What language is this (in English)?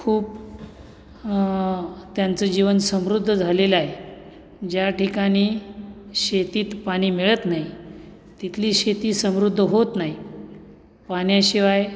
Marathi